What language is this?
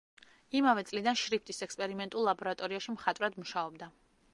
Georgian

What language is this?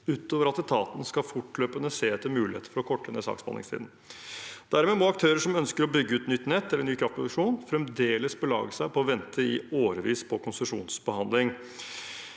Norwegian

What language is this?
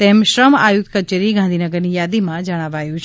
Gujarati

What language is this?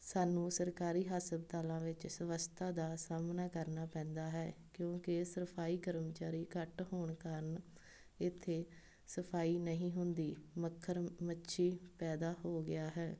Punjabi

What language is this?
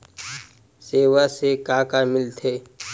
Chhattisgarhi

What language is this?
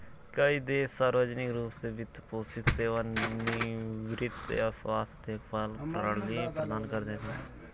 Hindi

